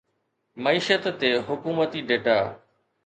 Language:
Sindhi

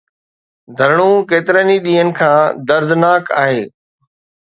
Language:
Sindhi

